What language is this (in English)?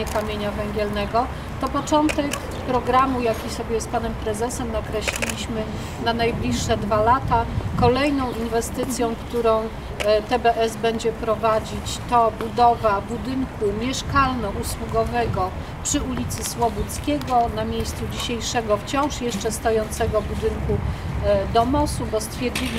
Polish